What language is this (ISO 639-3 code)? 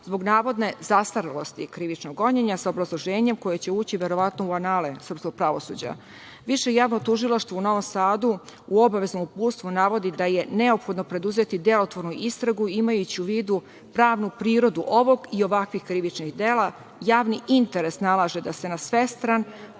srp